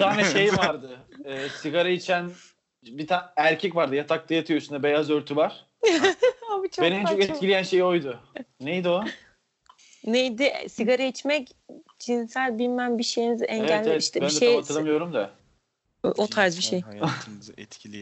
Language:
Turkish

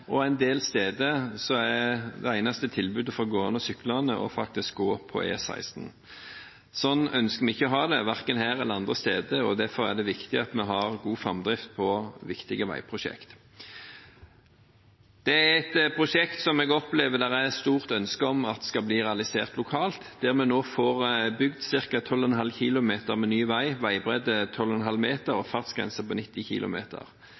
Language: Norwegian Bokmål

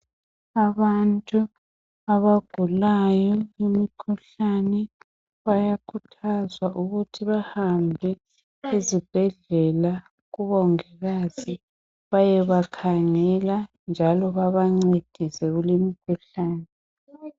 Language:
North Ndebele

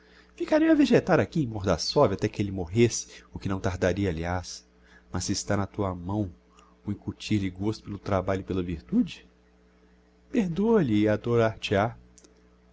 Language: Portuguese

